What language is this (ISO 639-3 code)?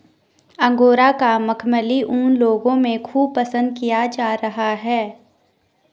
hin